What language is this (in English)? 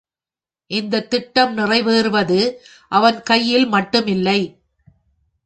Tamil